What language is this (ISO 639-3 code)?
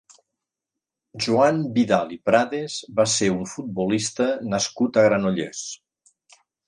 cat